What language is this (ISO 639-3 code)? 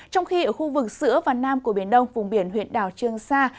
vie